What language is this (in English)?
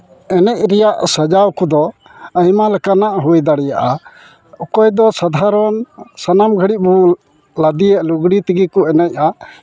Santali